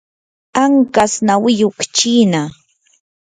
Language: Yanahuanca Pasco Quechua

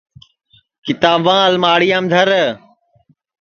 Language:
Sansi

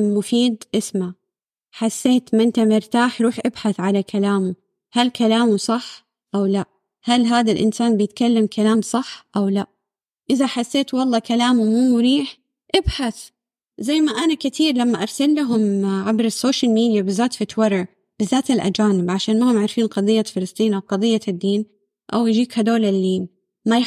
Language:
Arabic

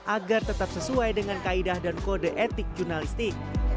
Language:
Indonesian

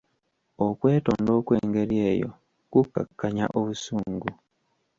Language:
Ganda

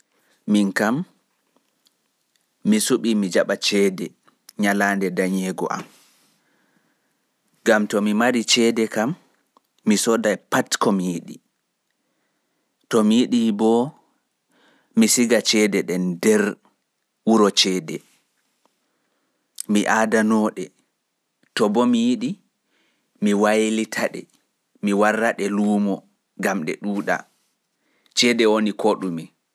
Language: Pular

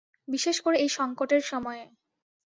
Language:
Bangla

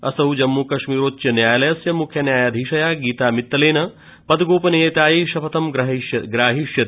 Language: Sanskrit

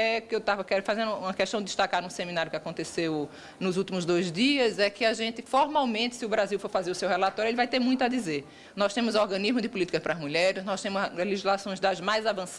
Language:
Portuguese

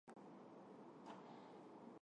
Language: Armenian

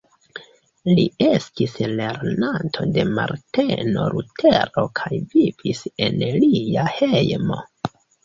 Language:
Esperanto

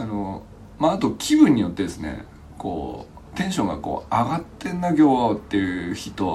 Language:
Japanese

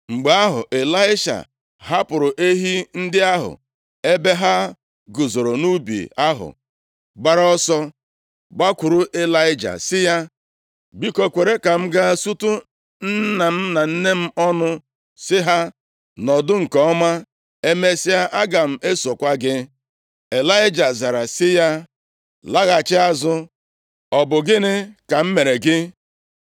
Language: Igbo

